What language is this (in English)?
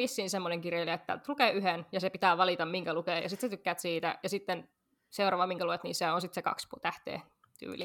Finnish